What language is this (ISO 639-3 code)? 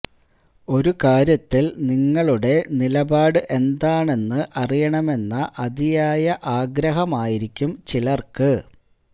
mal